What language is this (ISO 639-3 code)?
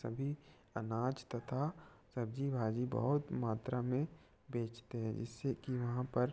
hin